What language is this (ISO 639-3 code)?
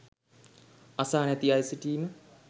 sin